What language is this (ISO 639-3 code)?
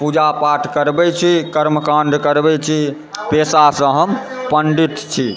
mai